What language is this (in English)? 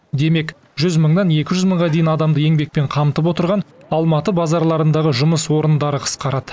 Kazakh